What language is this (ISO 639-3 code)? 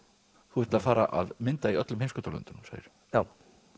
isl